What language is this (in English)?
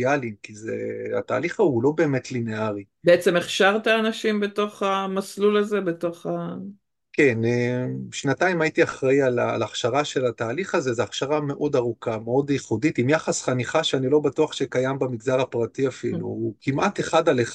Hebrew